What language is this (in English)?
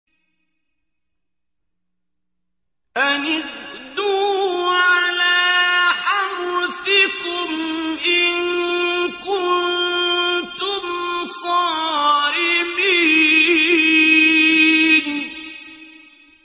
Arabic